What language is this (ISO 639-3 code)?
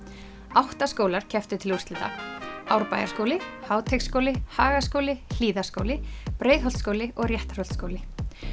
isl